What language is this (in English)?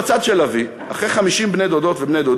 Hebrew